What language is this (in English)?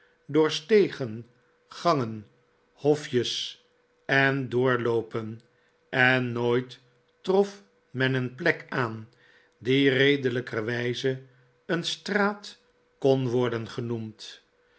Dutch